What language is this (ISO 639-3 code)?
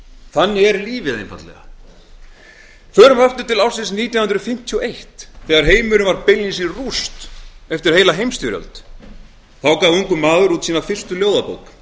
isl